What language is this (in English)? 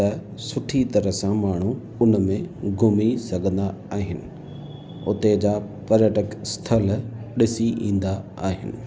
Sindhi